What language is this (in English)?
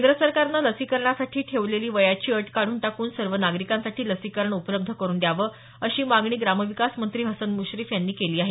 Marathi